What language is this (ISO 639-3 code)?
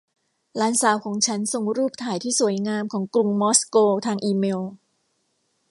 tha